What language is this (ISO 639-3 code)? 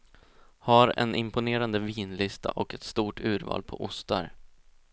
swe